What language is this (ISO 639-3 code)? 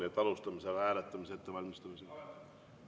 est